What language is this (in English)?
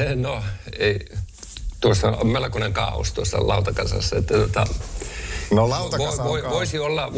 Finnish